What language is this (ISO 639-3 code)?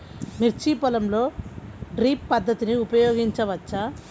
tel